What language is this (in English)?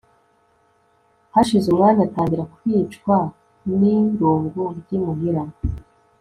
Kinyarwanda